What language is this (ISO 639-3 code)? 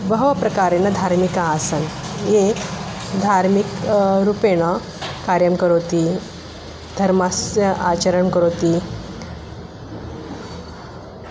san